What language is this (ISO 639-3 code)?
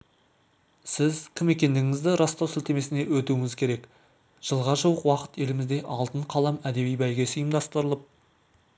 kaz